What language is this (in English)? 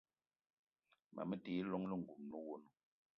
Eton (Cameroon)